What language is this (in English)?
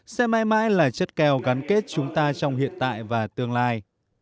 Vietnamese